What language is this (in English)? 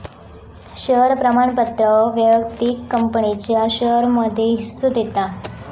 Marathi